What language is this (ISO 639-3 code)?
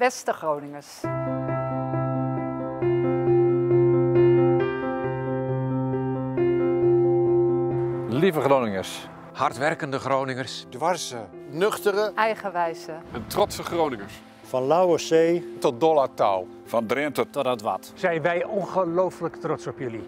nld